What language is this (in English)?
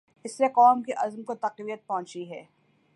Urdu